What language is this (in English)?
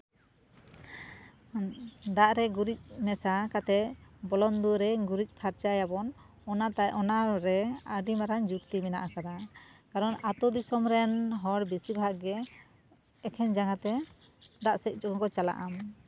Santali